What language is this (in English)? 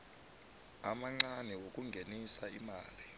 South Ndebele